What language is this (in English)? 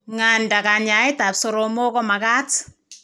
Kalenjin